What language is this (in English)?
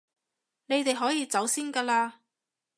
Cantonese